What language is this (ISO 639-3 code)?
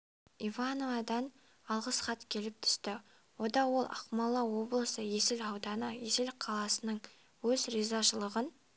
kaz